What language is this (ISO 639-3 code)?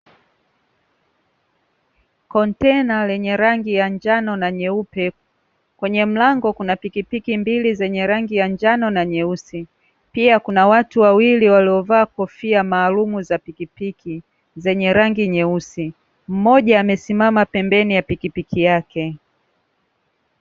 swa